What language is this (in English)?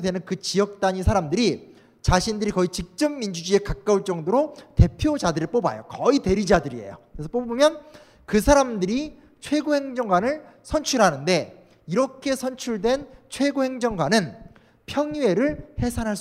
Korean